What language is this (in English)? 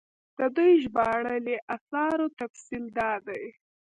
Pashto